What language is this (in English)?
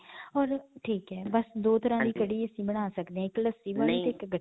Punjabi